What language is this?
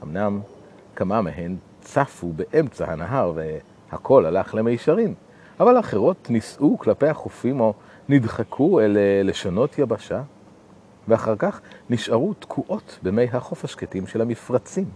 Hebrew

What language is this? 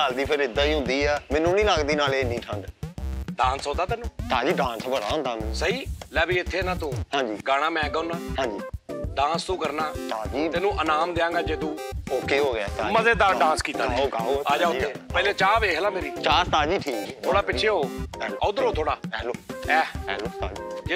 Hindi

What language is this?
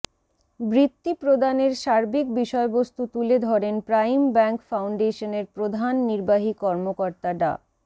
Bangla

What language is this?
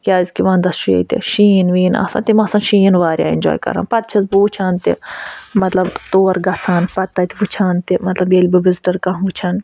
Kashmiri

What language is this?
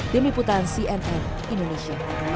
Indonesian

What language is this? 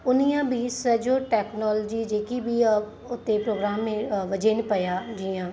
Sindhi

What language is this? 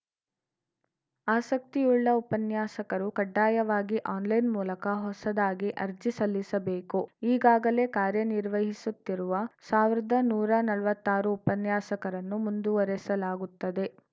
Kannada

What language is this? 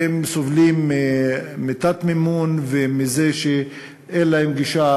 Hebrew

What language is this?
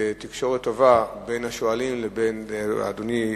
Hebrew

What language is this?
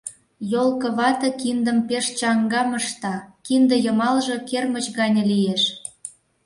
Mari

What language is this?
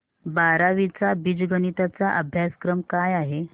Marathi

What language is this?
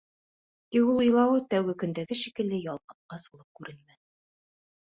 Bashkir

